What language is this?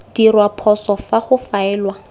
Tswana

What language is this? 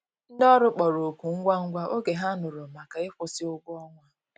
Igbo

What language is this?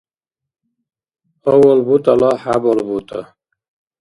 Dargwa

